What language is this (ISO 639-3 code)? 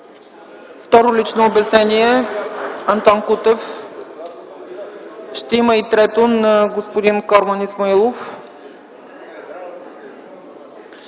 bul